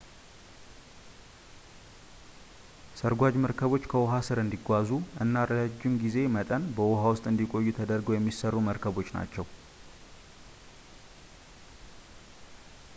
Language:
Amharic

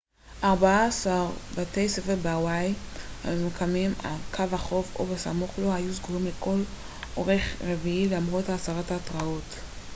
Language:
Hebrew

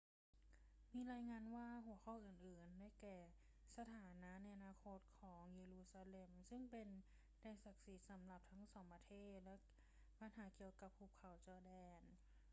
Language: Thai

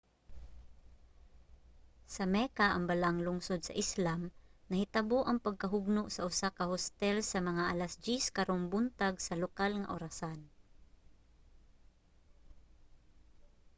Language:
Cebuano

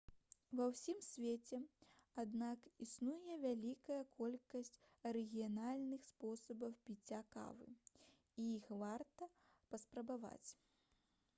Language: Belarusian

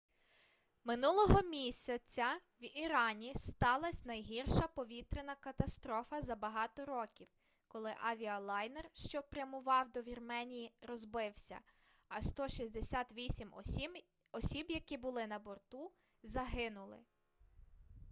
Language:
Ukrainian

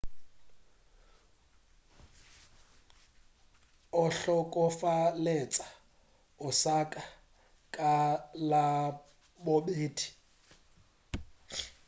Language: Northern Sotho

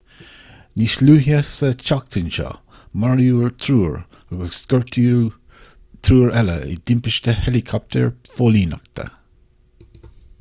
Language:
Irish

